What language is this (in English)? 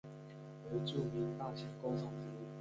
Chinese